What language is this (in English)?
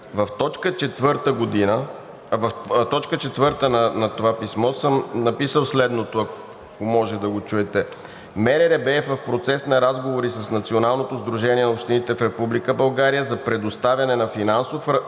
Bulgarian